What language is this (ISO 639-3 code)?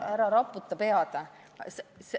est